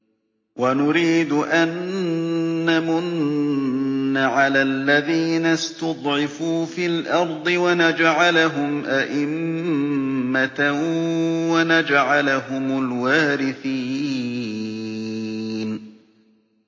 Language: Arabic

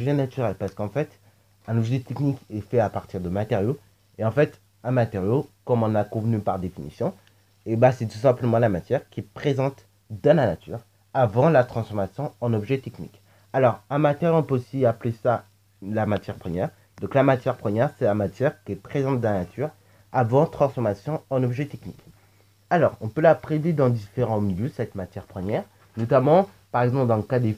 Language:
French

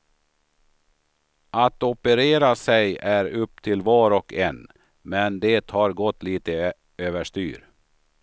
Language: Swedish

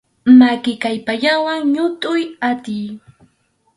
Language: Arequipa-La Unión Quechua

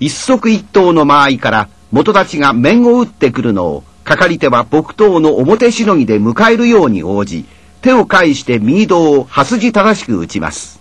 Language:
Japanese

